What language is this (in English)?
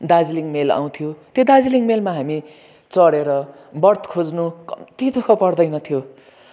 Nepali